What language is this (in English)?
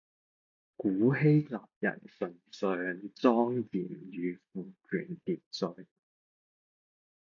Cantonese